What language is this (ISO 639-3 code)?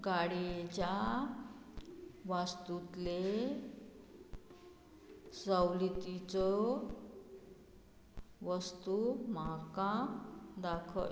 kok